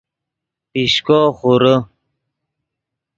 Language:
Yidgha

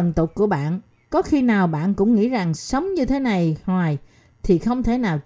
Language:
Vietnamese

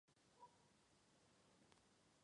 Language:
Chinese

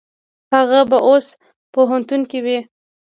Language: Pashto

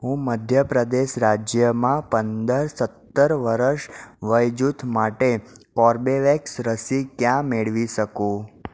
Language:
Gujarati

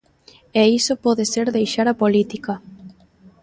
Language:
Galician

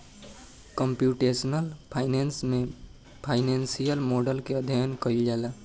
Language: Bhojpuri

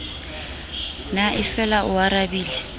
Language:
Southern Sotho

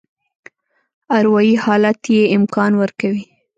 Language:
Pashto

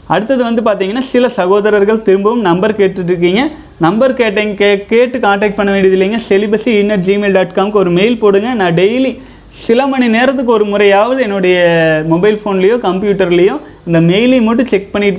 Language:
Tamil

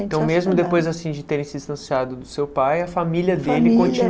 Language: Portuguese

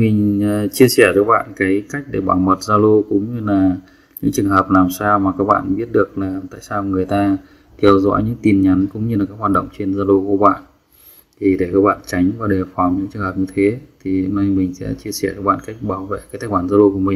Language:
Vietnamese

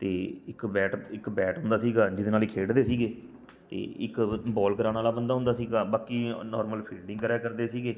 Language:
Punjabi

